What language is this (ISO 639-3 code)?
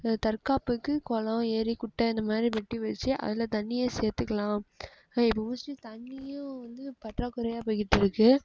tam